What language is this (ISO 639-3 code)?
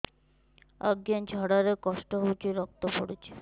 ori